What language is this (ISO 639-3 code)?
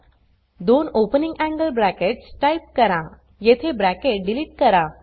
mar